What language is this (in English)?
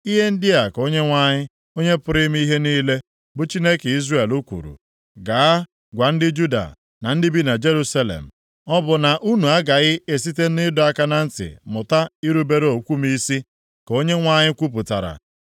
Igbo